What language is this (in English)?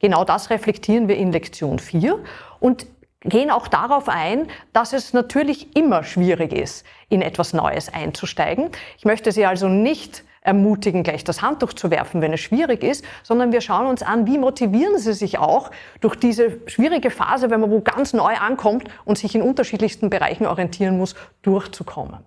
German